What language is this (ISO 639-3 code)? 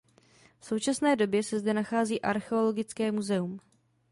ces